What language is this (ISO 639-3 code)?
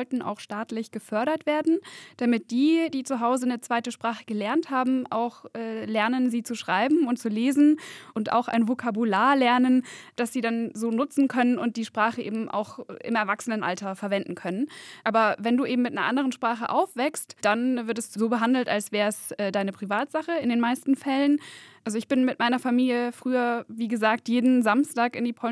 deu